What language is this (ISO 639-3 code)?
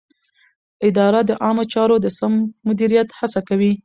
pus